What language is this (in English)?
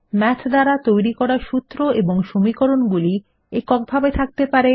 Bangla